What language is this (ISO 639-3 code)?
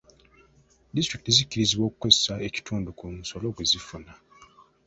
lug